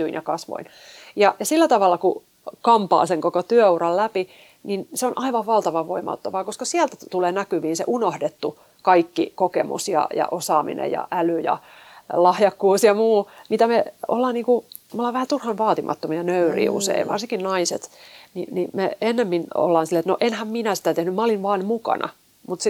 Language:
Finnish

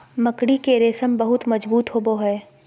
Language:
Magahi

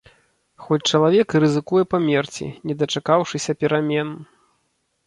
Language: Belarusian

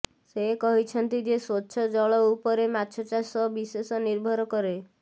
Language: Odia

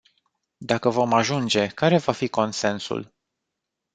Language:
Romanian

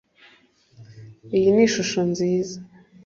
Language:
Kinyarwanda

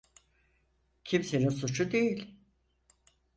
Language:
Turkish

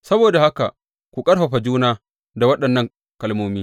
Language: Hausa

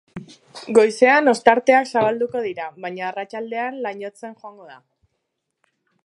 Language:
Basque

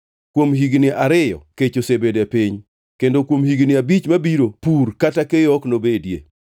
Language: Luo (Kenya and Tanzania)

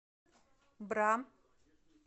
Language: Russian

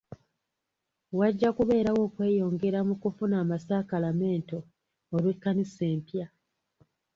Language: Ganda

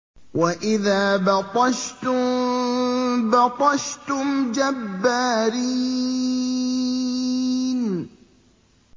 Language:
Arabic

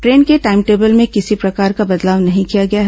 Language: Hindi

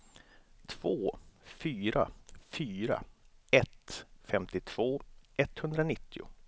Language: Swedish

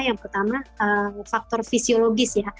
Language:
Indonesian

